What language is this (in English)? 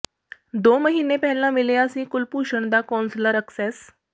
Punjabi